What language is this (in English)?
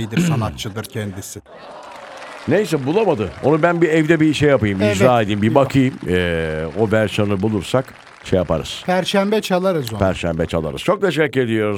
Turkish